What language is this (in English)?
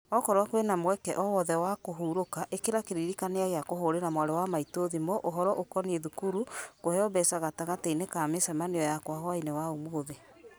Kikuyu